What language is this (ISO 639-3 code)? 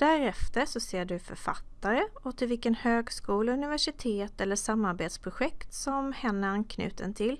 swe